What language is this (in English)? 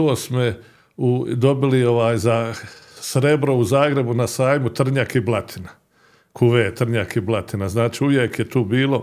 Croatian